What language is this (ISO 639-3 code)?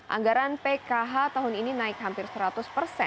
ind